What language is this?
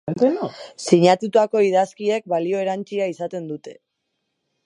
Basque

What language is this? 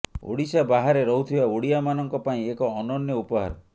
Odia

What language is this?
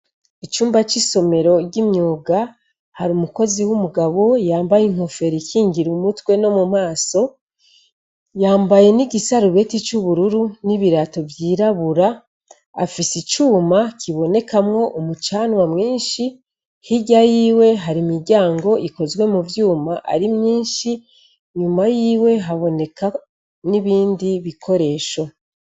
Rundi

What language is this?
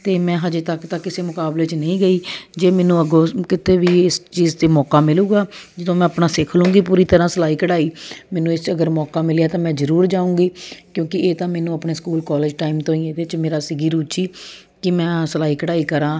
Punjabi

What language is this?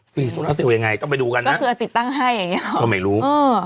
Thai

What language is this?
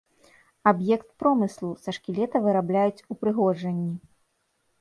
Belarusian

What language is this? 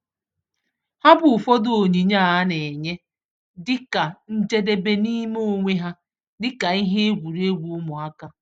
Igbo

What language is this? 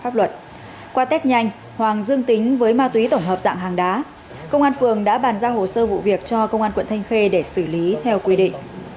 Vietnamese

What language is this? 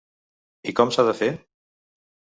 Catalan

